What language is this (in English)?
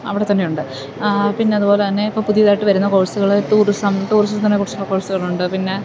Malayalam